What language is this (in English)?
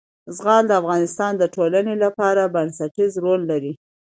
Pashto